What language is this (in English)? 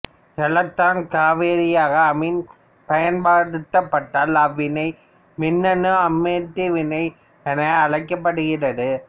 Tamil